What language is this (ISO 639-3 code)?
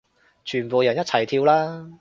yue